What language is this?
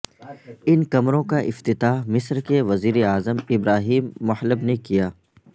Urdu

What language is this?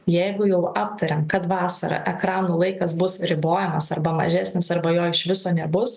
Lithuanian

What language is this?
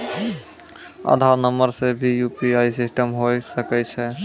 Maithili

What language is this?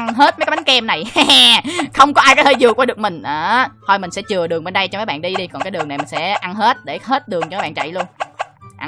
Vietnamese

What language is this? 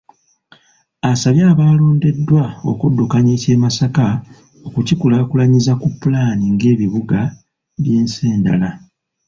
Ganda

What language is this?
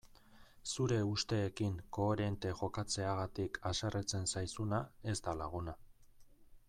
Basque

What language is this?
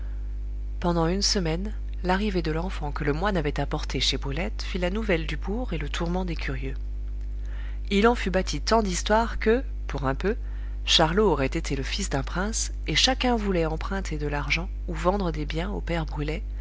French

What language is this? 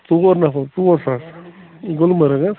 Kashmiri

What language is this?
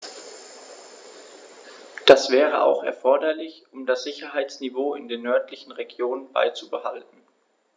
German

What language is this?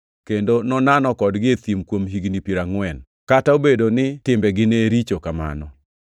Luo (Kenya and Tanzania)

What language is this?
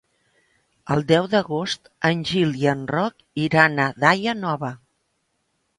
Catalan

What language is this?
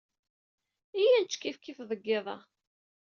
Kabyle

